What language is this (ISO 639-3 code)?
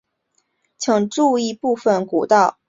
zho